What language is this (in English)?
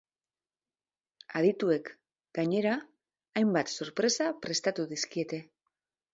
Basque